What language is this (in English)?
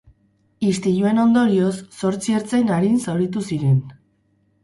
Basque